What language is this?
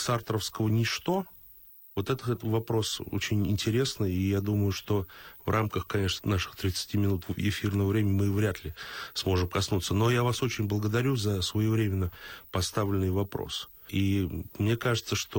Russian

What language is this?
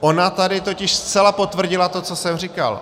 Czech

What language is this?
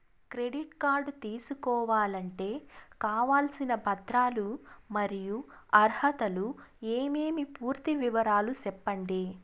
Telugu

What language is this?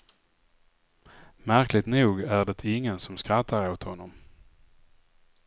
Swedish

